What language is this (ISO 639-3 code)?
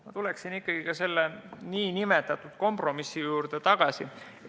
est